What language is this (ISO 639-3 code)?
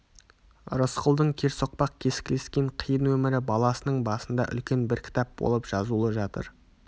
kaz